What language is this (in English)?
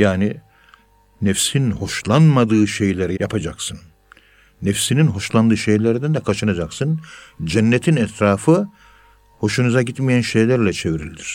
Turkish